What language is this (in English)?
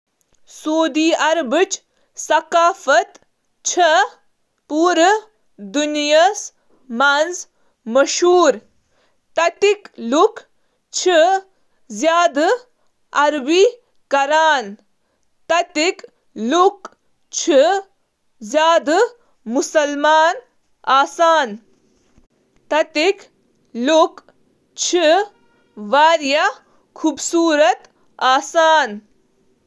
Kashmiri